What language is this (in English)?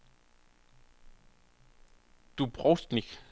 Danish